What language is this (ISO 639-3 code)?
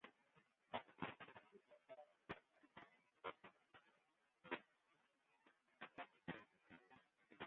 fry